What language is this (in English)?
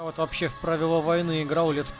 Russian